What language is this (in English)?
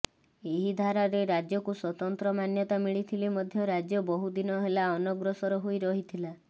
Odia